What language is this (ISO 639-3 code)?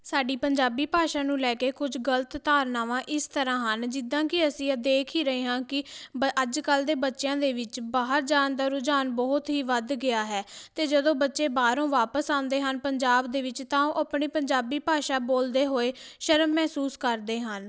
pan